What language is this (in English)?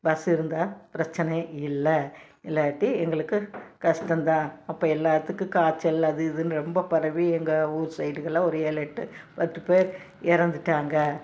Tamil